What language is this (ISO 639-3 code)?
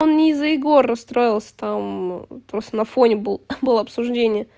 rus